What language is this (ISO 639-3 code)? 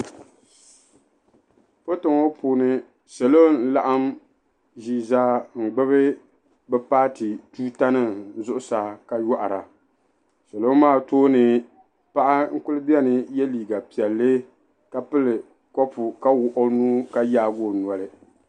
dag